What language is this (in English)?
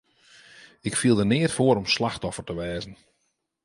Western Frisian